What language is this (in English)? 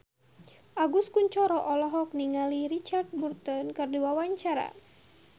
Sundanese